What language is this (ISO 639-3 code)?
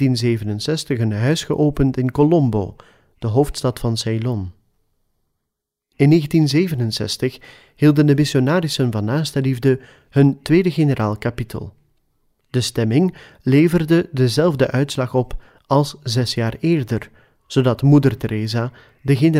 nld